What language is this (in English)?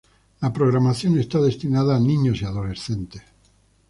Spanish